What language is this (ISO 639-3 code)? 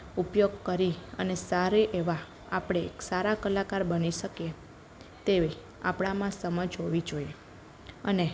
guj